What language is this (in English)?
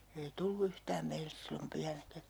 Finnish